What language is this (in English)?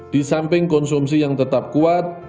Indonesian